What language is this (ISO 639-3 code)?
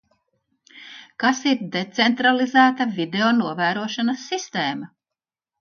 lav